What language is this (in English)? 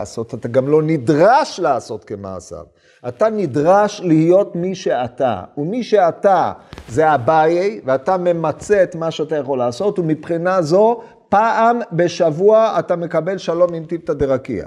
Hebrew